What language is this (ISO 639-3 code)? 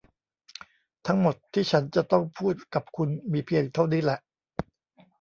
tha